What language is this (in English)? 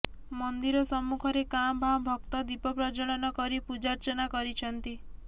Odia